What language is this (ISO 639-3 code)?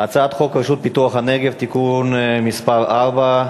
heb